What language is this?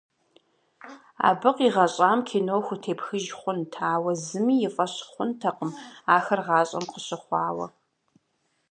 Kabardian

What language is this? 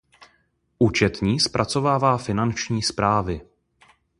Czech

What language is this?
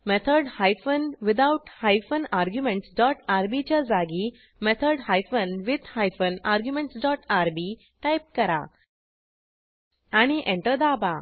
Marathi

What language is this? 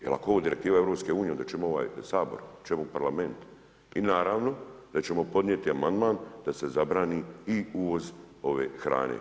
Croatian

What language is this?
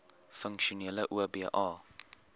Afrikaans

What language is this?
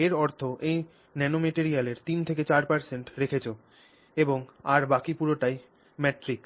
Bangla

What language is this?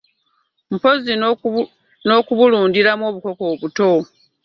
Ganda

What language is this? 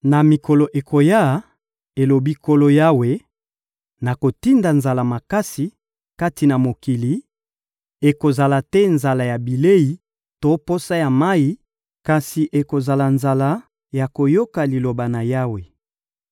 Lingala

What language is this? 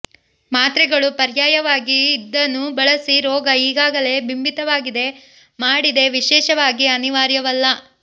Kannada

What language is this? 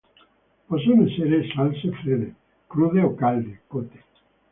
Italian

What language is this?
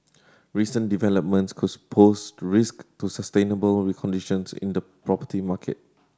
English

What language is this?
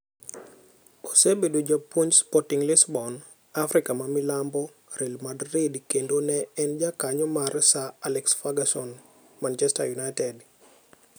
Luo (Kenya and Tanzania)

